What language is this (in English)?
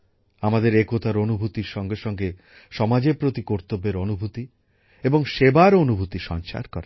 Bangla